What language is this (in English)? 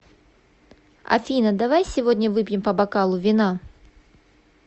Russian